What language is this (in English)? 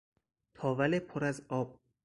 Persian